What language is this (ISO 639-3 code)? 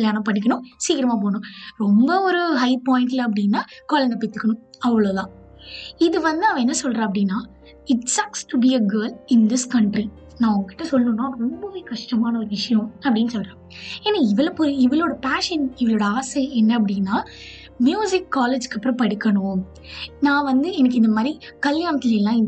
tam